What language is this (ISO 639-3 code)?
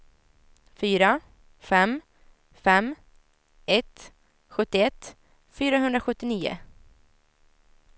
swe